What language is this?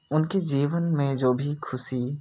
Hindi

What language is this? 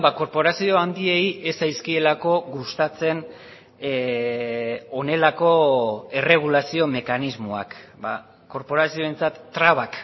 Basque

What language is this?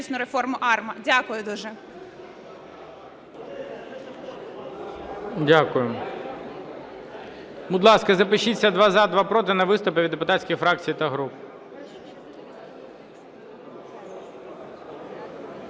Ukrainian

